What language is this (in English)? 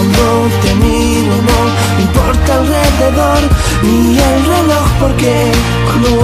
Spanish